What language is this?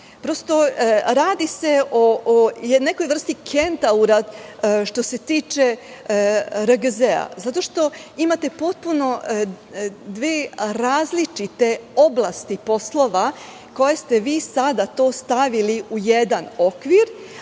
Serbian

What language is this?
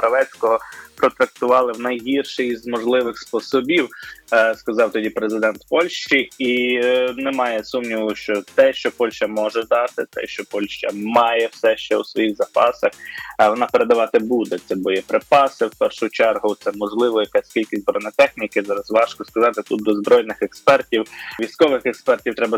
Ukrainian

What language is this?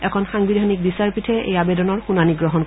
Assamese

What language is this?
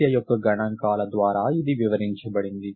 Telugu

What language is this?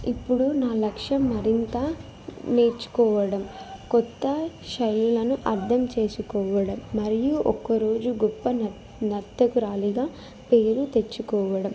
Telugu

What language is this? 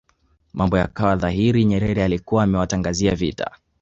Swahili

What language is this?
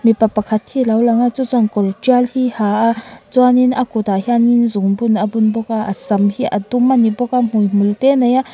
Mizo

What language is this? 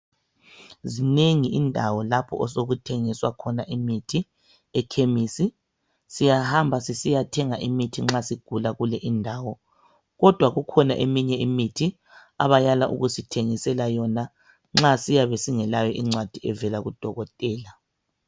North Ndebele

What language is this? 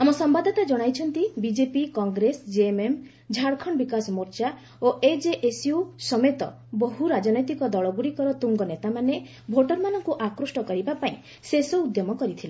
Odia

